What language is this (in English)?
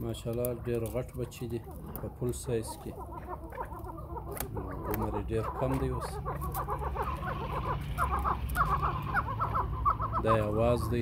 Turkish